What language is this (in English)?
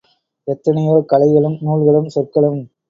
Tamil